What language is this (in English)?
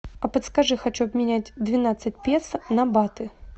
Russian